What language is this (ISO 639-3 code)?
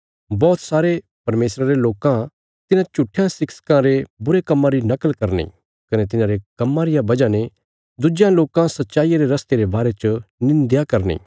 kfs